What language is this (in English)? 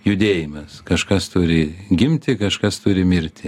Lithuanian